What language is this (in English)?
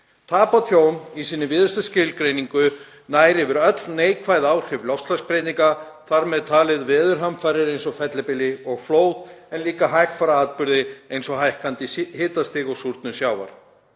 Icelandic